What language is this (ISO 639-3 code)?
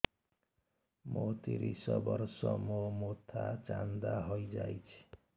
ori